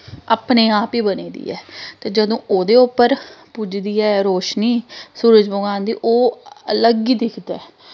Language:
Dogri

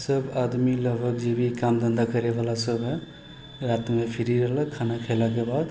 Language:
Maithili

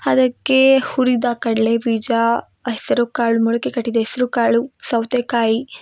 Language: Kannada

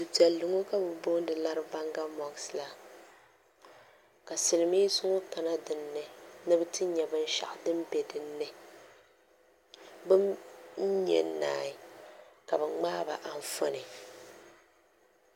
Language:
Dagbani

